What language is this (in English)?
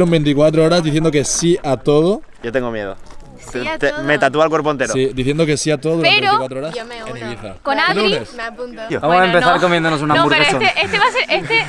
Spanish